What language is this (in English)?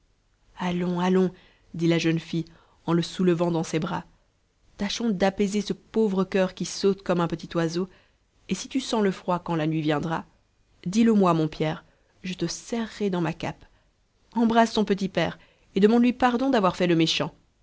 French